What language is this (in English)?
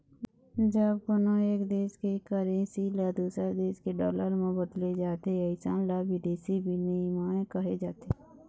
Chhattisgarhi